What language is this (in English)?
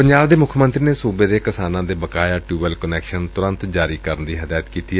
Punjabi